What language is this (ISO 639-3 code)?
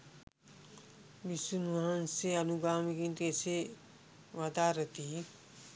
sin